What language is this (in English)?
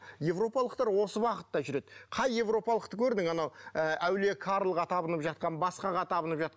Kazakh